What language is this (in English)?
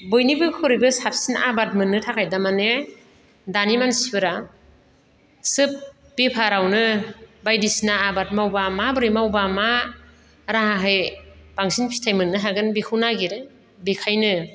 Bodo